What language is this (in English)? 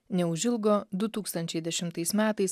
Lithuanian